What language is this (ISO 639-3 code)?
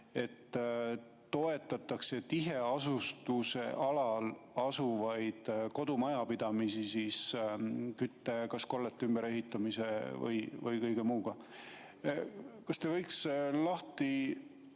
est